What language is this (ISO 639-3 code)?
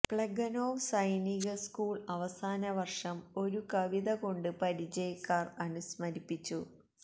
mal